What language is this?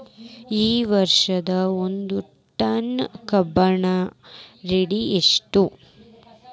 Kannada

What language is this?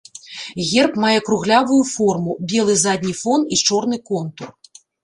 Belarusian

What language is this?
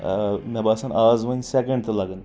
Kashmiri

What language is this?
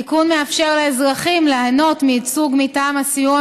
Hebrew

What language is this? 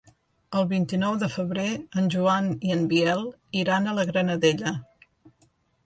Catalan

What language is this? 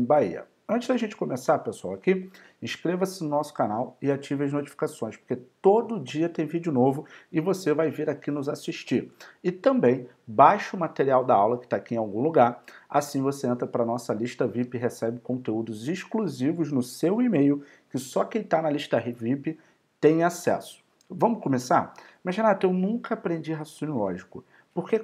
Portuguese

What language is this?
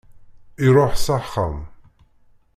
Kabyle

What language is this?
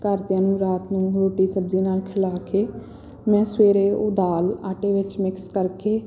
Punjabi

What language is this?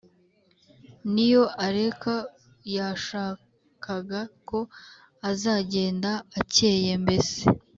Kinyarwanda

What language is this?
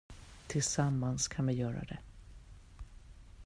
Swedish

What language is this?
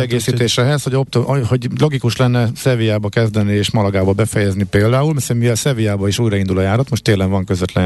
Hungarian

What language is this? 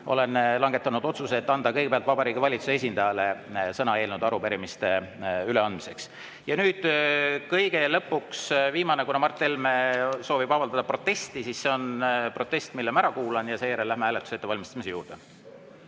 Estonian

